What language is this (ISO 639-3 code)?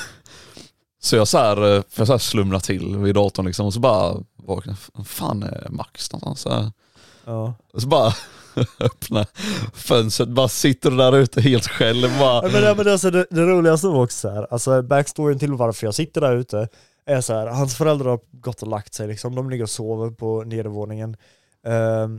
swe